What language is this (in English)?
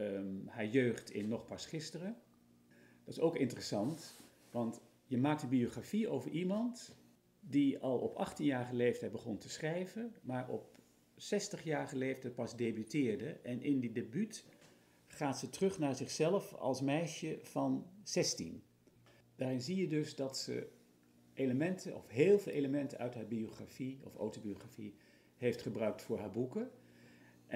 Dutch